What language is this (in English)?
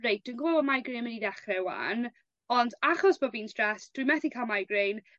Welsh